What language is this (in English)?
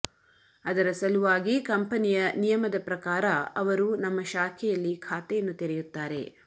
Kannada